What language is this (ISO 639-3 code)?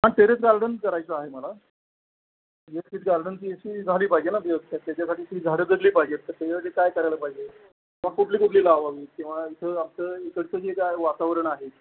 mar